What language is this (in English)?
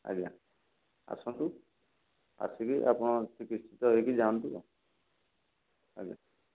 Odia